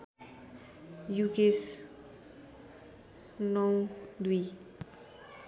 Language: Nepali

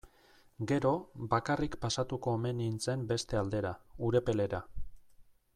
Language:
Basque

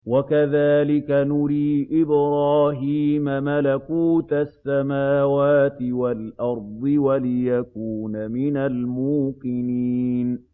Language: Arabic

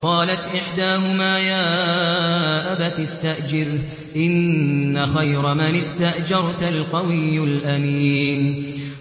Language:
Arabic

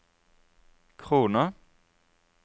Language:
Norwegian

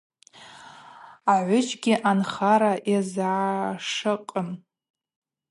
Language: Abaza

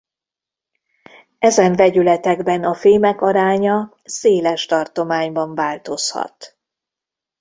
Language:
Hungarian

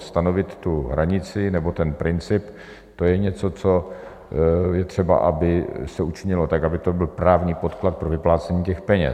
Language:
Czech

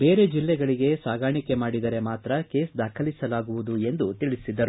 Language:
Kannada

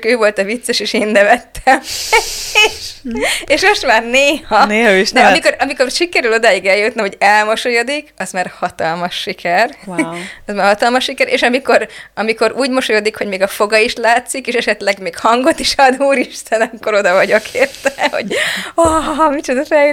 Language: Hungarian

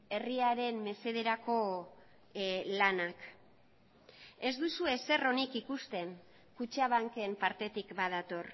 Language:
Basque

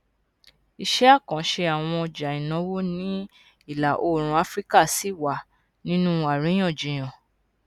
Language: Yoruba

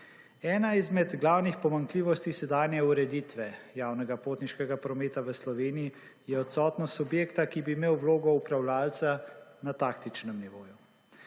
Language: Slovenian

